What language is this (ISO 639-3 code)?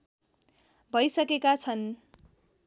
nep